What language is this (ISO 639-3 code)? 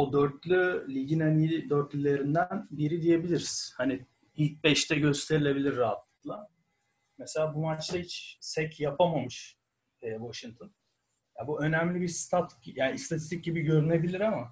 tur